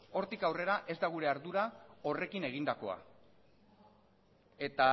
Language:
Basque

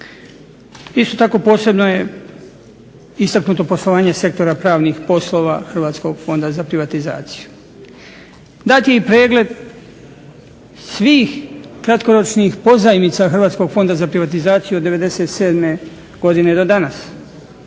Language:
Croatian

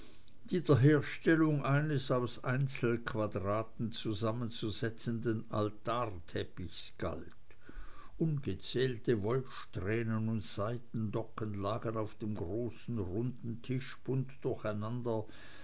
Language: German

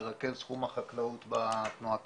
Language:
Hebrew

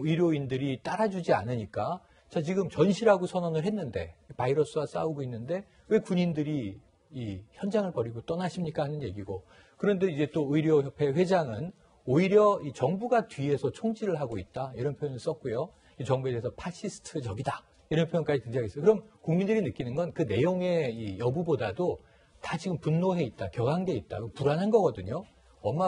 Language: Korean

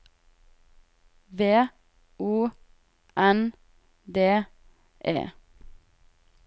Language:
Norwegian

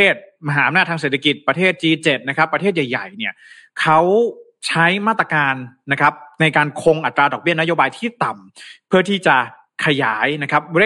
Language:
Thai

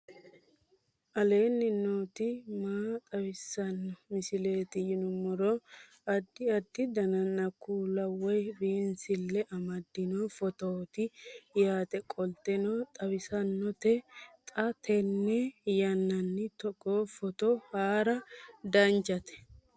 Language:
Sidamo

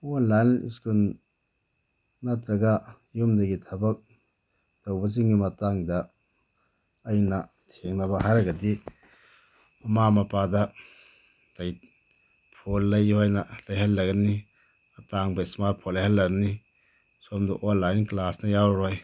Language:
Manipuri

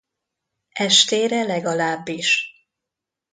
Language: Hungarian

